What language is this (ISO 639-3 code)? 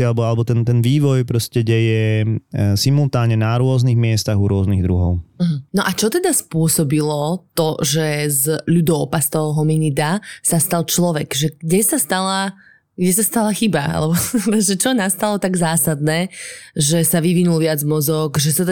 slk